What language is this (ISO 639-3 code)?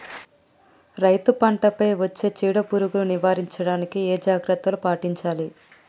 tel